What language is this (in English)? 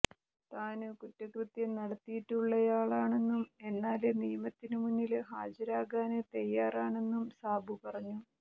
Malayalam